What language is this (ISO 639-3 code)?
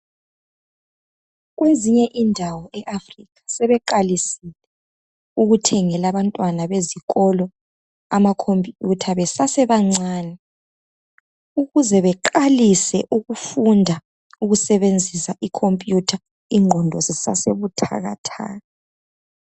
nde